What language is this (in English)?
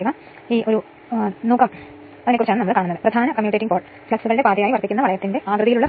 Malayalam